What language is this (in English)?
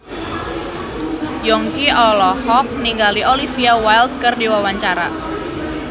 Sundanese